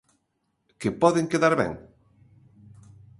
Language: Galician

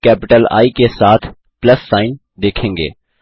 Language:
Hindi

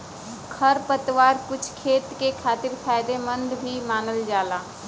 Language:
Bhojpuri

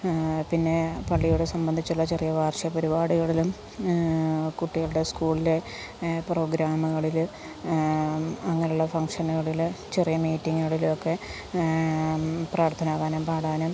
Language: Malayalam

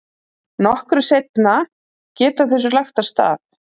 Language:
Icelandic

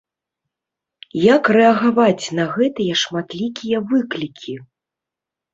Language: Belarusian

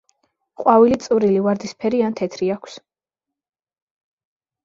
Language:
Georgian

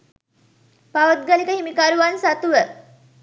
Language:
Sinhala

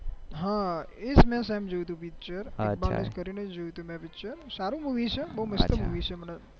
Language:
Gujarati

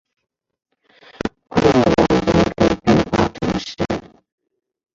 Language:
Chinese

